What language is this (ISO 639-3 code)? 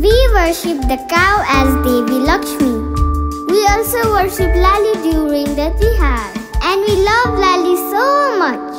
eng